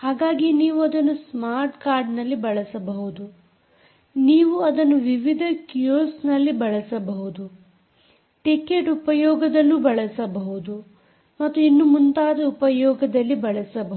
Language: Kannada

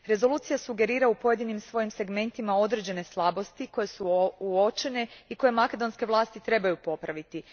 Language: Croatian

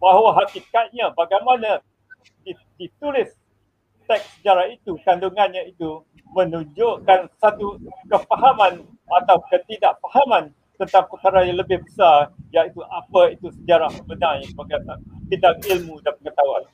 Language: Malay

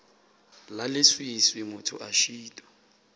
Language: Northern Sotho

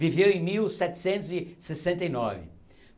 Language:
Portuguese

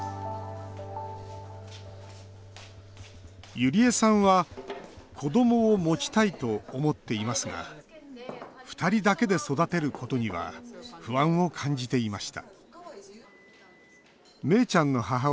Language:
Japanese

